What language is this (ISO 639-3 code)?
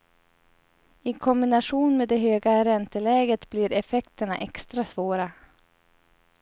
swe